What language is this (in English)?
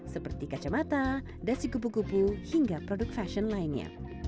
Indonesian